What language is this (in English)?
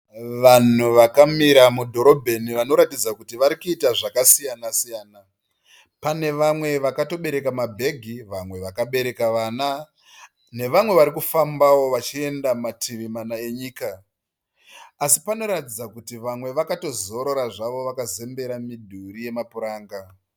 Shona